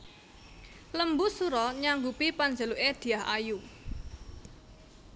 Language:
Javanese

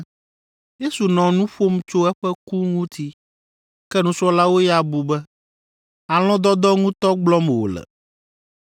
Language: Ewe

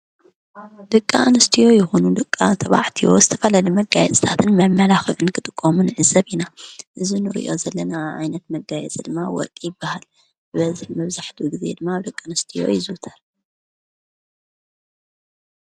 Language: Tigrinya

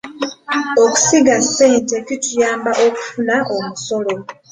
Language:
Ganda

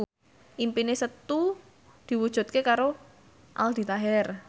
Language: Javanese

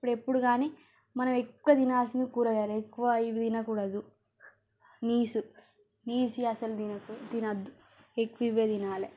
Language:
Telugu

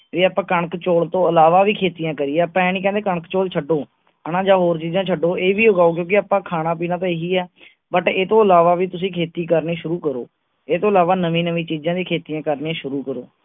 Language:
Punjabi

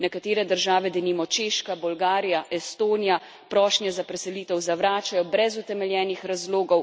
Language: Slovenian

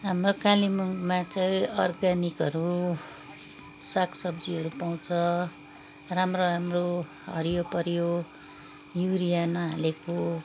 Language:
Nepali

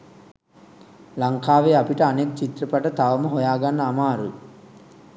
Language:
Sinhala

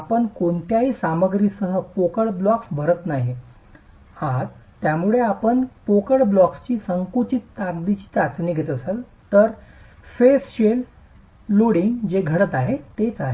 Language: Marathi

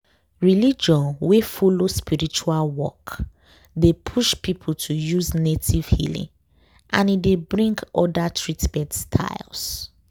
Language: Nigerian Pidgin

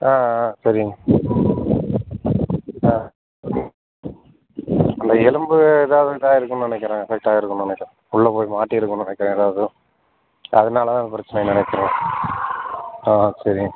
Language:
Tamil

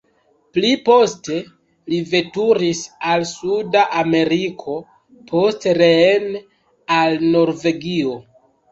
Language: Esperanto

